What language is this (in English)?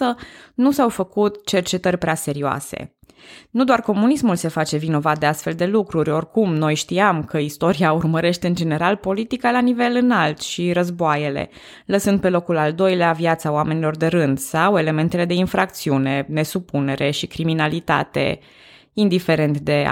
Romanian